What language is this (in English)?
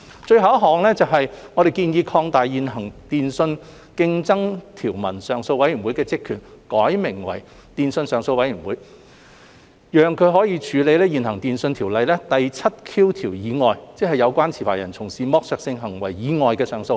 Cantonese